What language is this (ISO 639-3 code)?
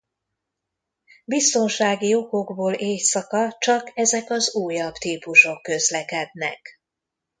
hun